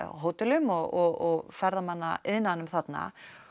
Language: Icelandic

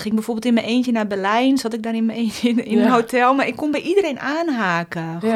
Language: Dutch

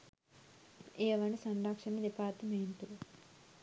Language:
Sinhala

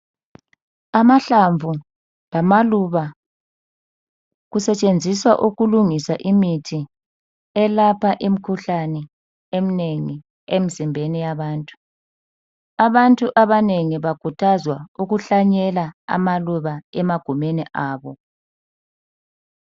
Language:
North Ndebele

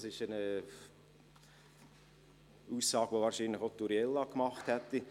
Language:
Swiss German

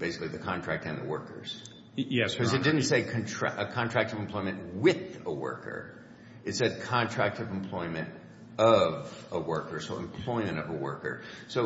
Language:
English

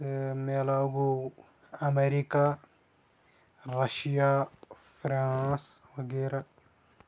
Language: Kashmiri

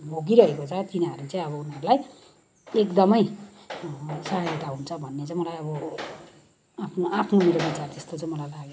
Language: Nepali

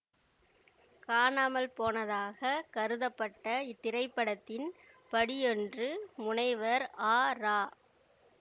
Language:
Tamil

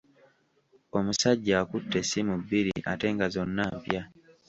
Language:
Ganda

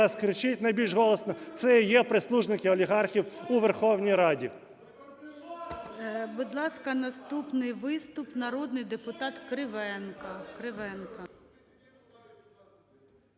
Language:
Ukrainian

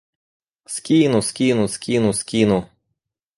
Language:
Russian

